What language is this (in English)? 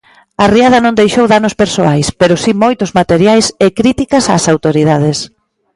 Galician